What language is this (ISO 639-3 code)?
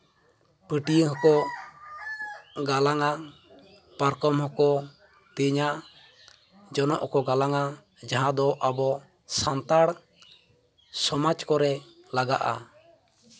sat